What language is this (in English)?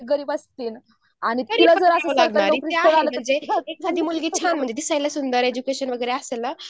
Marathi